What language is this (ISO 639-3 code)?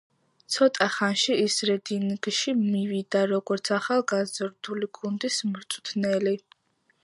kat